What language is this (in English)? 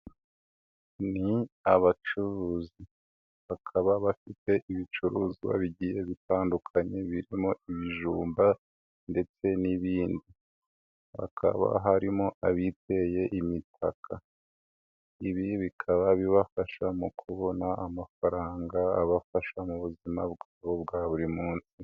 Kinyarwanda